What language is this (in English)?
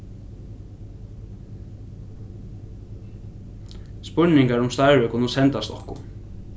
Faroese